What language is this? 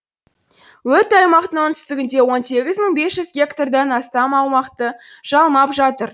Kazakh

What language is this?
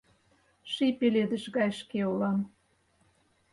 Mari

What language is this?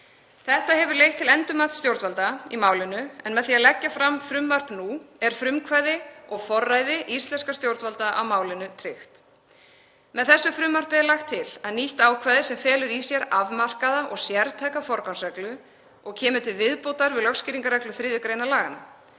Icelandic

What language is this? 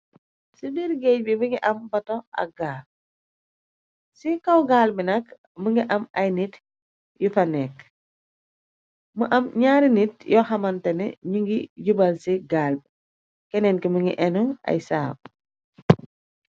Wolof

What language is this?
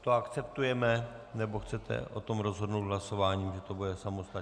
Czech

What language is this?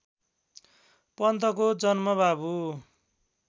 Nepali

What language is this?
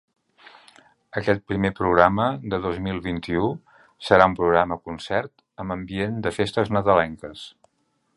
Catalan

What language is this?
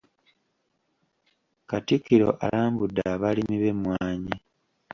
Ganda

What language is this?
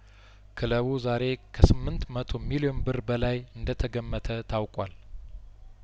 Amharic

